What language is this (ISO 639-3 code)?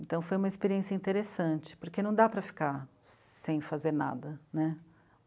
por